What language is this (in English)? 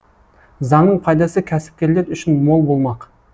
Kazakh